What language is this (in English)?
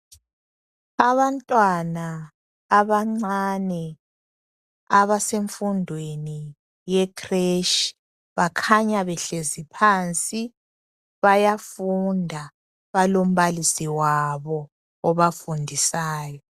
North Ndebele